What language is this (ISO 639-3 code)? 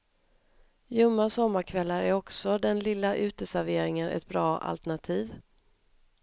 swe